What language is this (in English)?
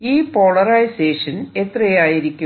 Malayalam